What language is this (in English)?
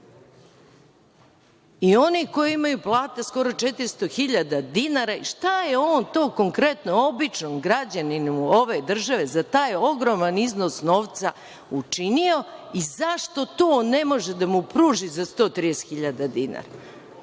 Serbian